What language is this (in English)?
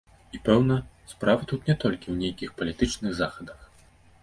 Belarusian